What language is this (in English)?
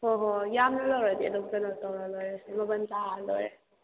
Manipuri